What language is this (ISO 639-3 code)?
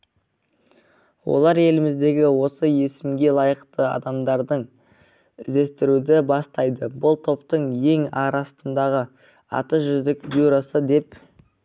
kaz